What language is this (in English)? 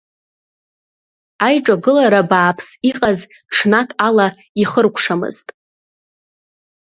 Abkhazian